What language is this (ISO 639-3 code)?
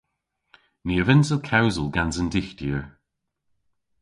cor